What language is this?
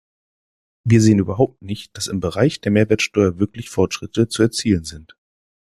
German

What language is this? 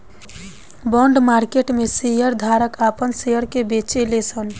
Bhojpuri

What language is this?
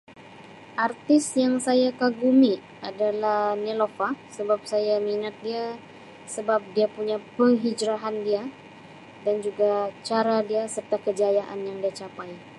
Sabah Malay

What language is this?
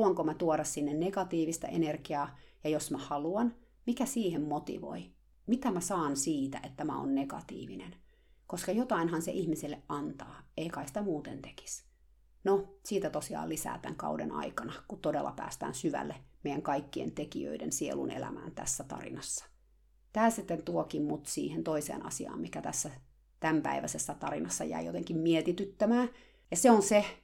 Finnish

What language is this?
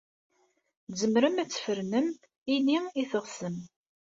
Kabyle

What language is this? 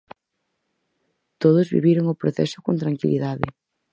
Galician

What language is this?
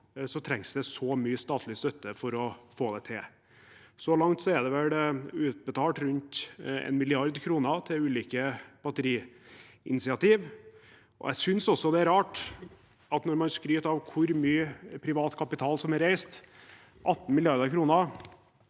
Norwegian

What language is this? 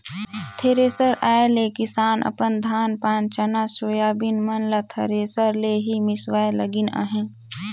Chhattisgarhi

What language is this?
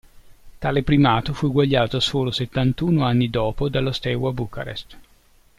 Italian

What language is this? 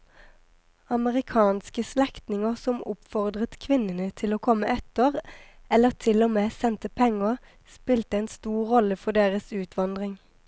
Norwegian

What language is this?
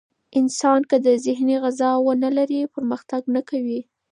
Pashto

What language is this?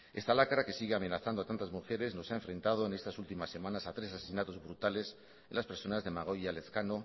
Spanish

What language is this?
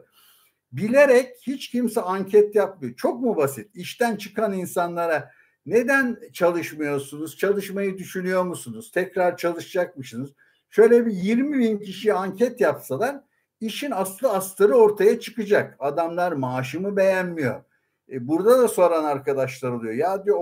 Turkish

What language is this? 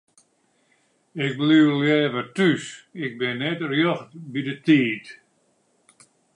Western Frisian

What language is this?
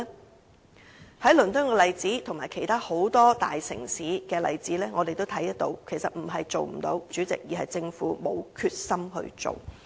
Cantonese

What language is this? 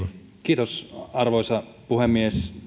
Finnish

